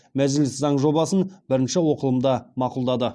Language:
Kazakh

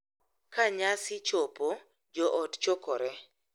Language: Luo (Kenya and Tanzania)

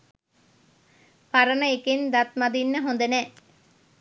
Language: Sinhala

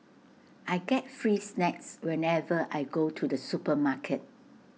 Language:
English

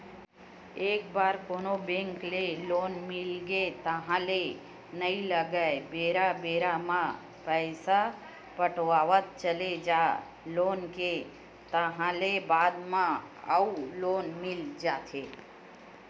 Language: Chhattisgarhi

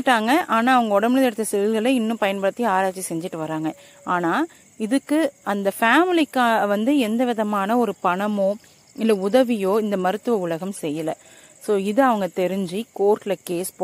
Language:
Tamil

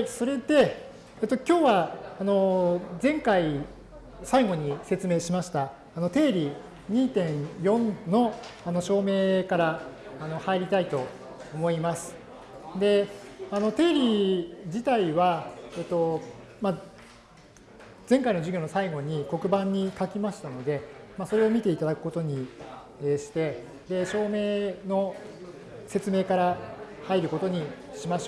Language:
Japanese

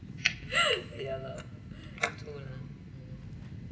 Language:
English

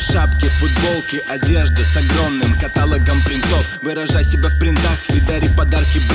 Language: Russian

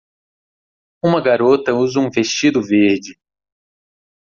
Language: Portuguese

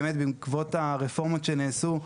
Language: Hebrew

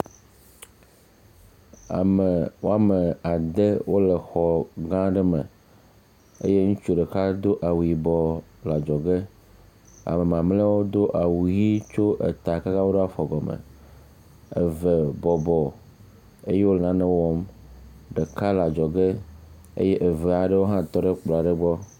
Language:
Ewe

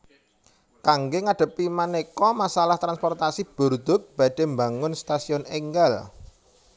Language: Javanese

